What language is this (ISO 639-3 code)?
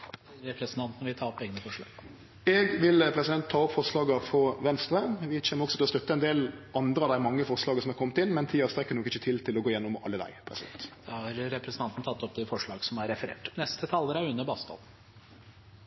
nor